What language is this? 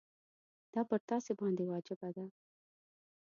Pashto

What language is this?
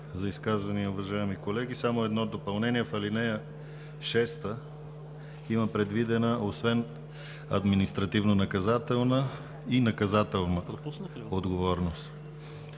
Bulgarian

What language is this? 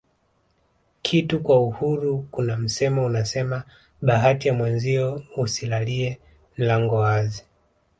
Swahili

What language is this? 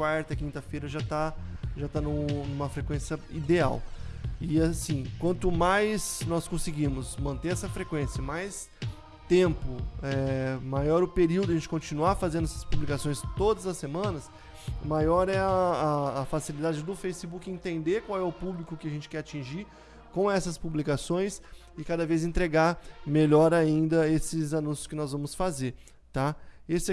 Portuguese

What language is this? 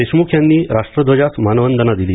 Marathi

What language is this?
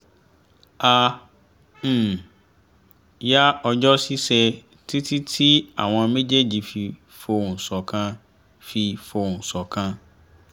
Yoruba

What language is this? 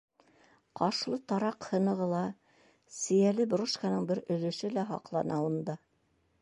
Bashkir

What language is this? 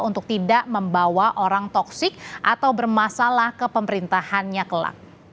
Indonesian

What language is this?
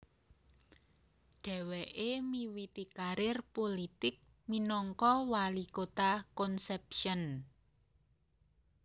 Javanese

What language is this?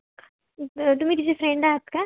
Marathi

